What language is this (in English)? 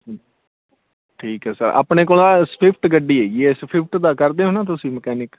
Punjabi